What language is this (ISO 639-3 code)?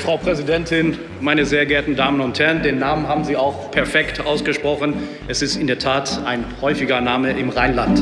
deu